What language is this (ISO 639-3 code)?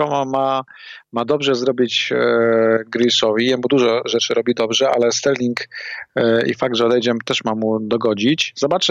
pol